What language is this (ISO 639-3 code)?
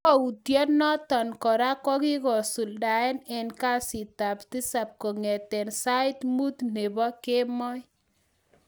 kln